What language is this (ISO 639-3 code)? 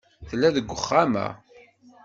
kab